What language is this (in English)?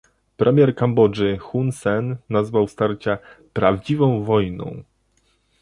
Polish